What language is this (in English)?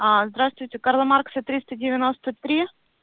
Russian